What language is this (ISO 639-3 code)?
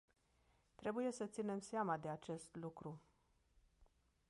ron